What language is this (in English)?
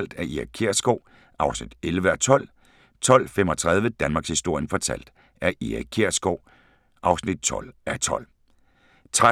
Danish